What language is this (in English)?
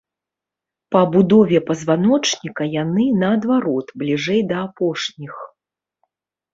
Belarusian